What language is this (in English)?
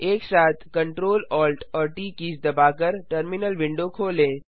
Hindi